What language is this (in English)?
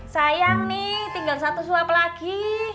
Indonesian